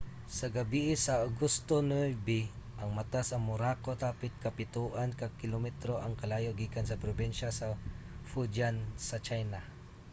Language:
Cebuano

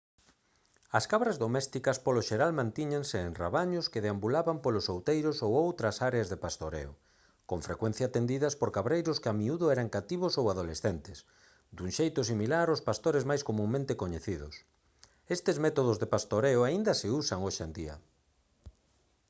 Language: Galician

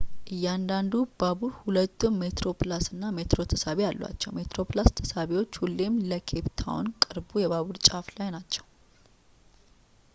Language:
Amharic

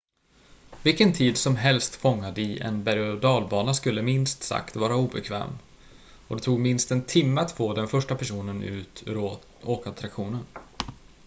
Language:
Swedish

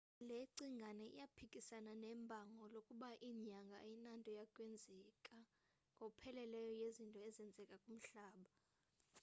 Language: Xhosa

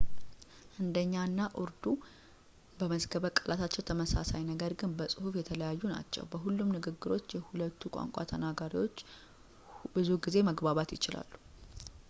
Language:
Amharic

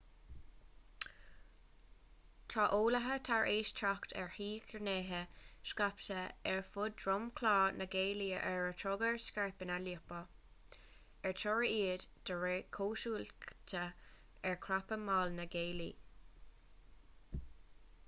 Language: Irish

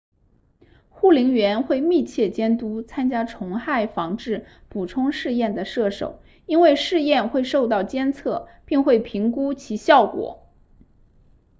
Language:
Chinese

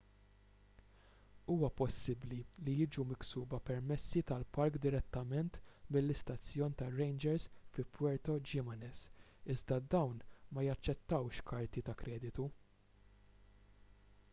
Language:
Maltese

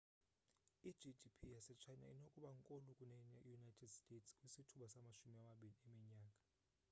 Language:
Xhosa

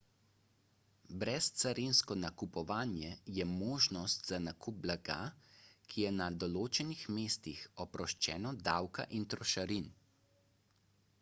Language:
Slovenian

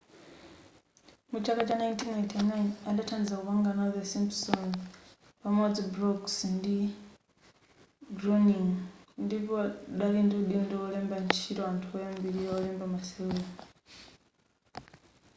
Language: Nyanja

